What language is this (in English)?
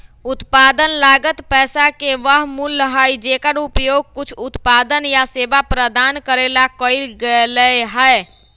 Magahi